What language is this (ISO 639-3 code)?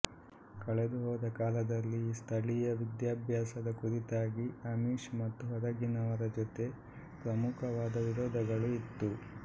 kan